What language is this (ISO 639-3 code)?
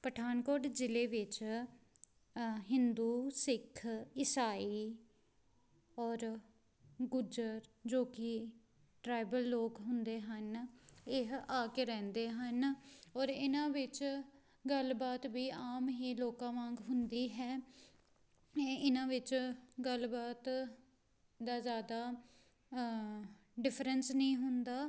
pan